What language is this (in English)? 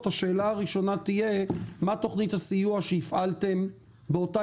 Hebrew